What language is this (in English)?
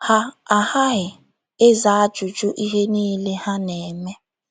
Igbo